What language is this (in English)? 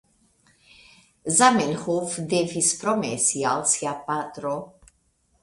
Esperanto